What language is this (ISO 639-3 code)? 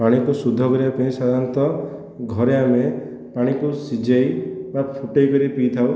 ori